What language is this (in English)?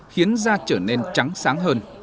Vietnamese